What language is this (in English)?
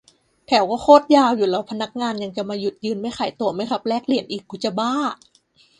Thai